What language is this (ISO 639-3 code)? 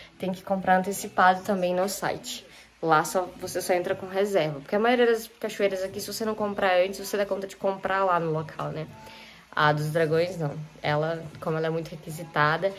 por